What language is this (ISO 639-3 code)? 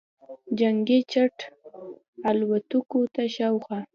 pus